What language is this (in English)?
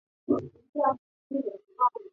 Chinese